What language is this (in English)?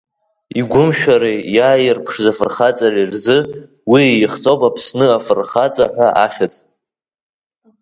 Abkhazian